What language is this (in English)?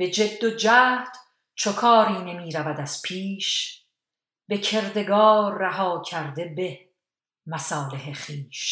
Persian